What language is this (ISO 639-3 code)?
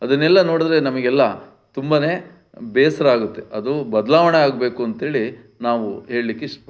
kan